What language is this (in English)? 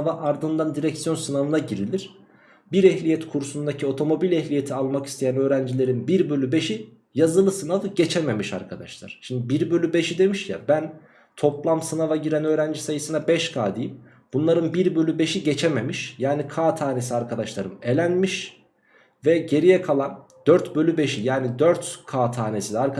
Turkish